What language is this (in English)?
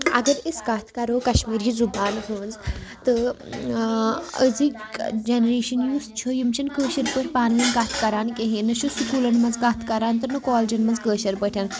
Kashmiri